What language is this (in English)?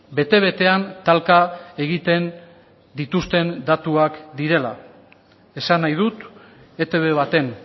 Basque